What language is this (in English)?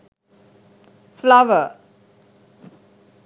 Sinhala